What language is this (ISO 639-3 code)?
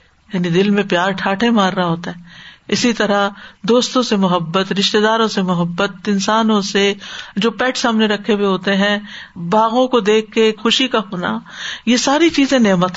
urd